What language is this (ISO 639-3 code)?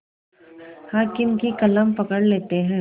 hin